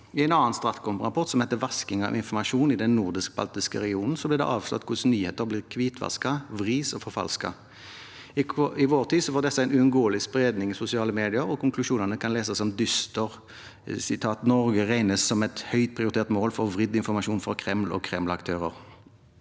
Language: Norwegian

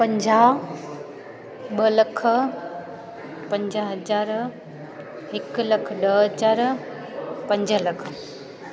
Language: Sindhi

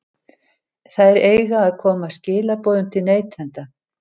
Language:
Icelandic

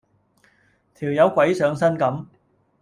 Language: Cantonese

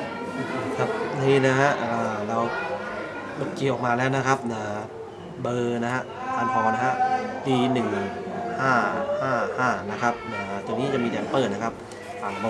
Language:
Thai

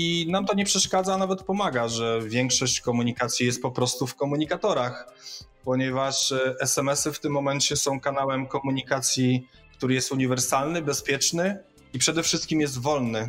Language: Polish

